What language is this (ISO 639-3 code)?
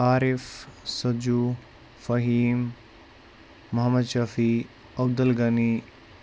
kas